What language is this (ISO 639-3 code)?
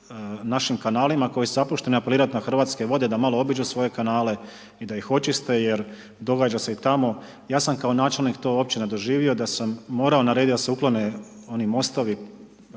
hrv